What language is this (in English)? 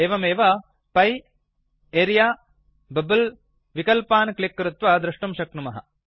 Sanskrit